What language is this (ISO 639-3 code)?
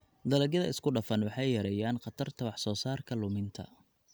som